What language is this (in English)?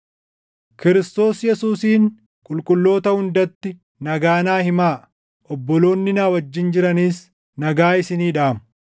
Oromo